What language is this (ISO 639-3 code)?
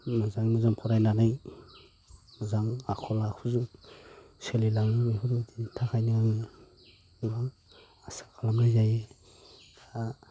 brx